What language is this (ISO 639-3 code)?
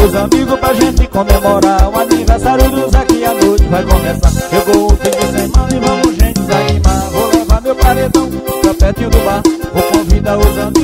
por